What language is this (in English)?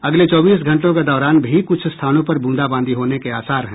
Hindi